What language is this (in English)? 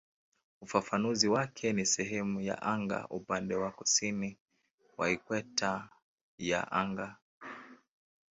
Swahili